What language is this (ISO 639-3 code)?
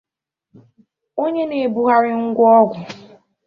ibo